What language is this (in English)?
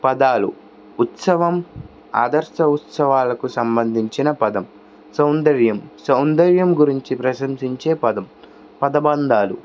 Telugu